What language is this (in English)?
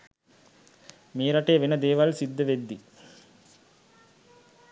Sinhala